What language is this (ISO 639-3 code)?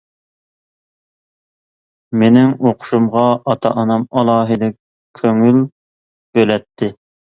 uig